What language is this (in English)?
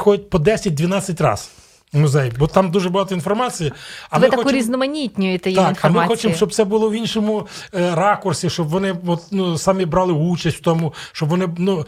Ukrainian